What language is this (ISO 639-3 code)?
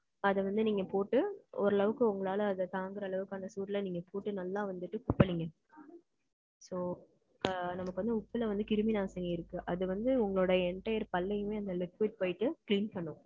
tam